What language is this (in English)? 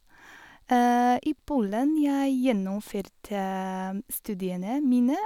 Norwegian